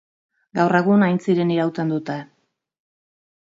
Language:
Basque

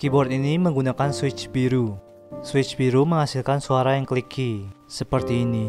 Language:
Indonesian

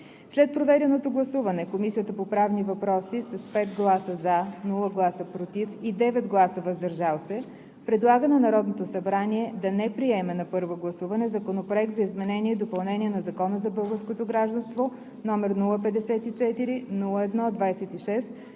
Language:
Bulgarian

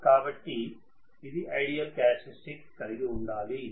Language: Telugu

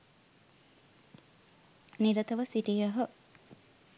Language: Sinhala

